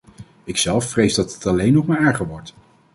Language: Dutch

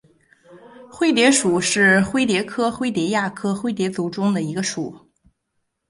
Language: Chinese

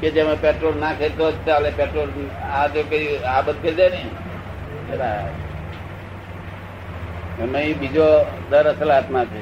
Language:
Gujarati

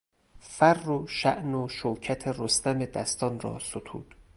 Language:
Persian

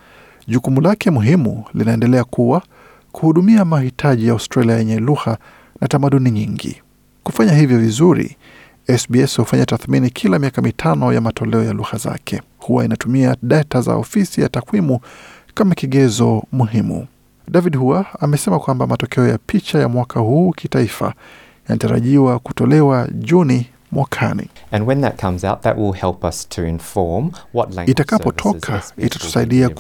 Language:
Swahili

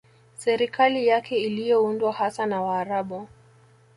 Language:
Swahili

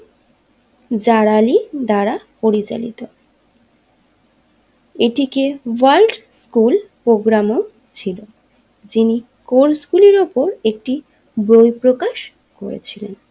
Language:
Bangla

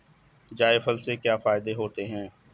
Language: Hindi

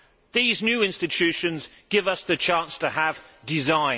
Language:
English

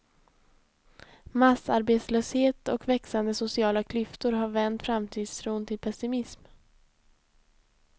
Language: Swedish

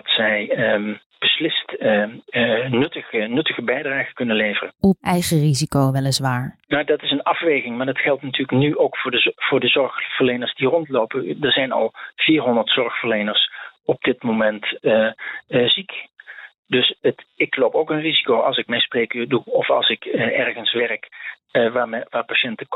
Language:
Dutch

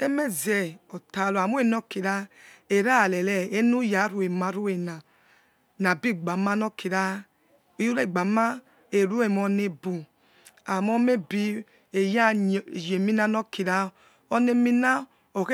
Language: Yekhee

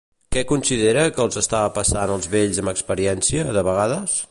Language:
Catalan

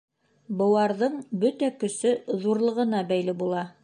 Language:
Bashkir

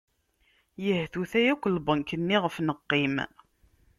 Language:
Kabyle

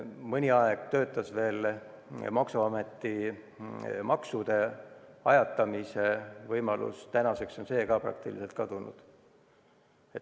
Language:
Estonian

